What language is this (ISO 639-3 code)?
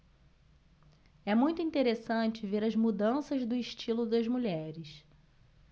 por